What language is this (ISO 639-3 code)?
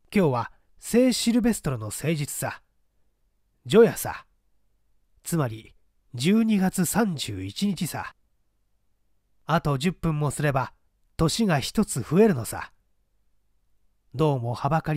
jpn